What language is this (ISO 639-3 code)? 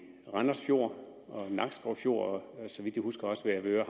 dan